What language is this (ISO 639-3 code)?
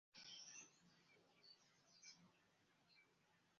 epo